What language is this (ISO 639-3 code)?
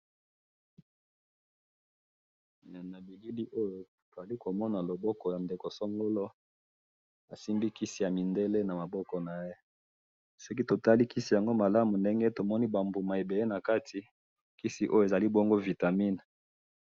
lin